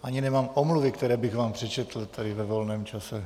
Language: Czech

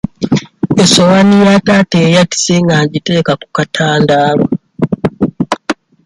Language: Ganda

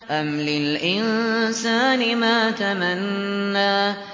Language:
Arabic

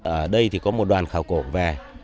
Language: Vietnamese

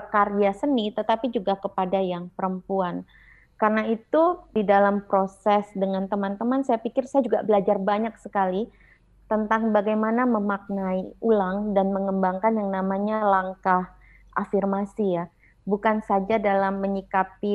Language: Indonesian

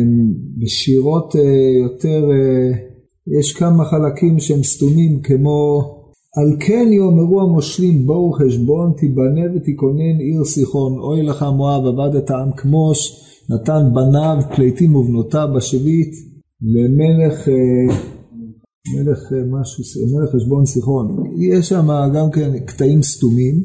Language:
Hebrew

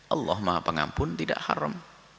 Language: Indonesian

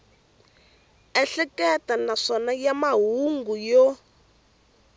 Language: Tsonga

